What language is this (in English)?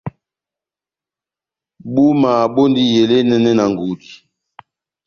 Batanga